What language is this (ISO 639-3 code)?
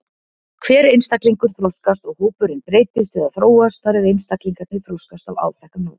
isl